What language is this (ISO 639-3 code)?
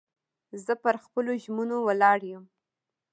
pus